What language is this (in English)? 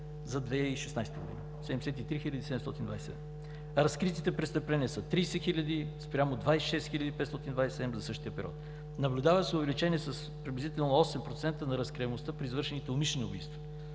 Bulgarian